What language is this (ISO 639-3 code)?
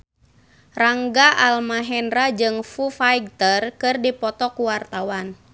sun